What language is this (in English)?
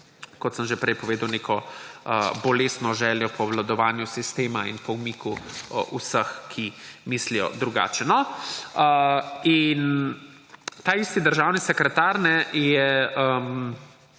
Slovenian